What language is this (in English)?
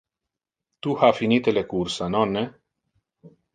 Interlingua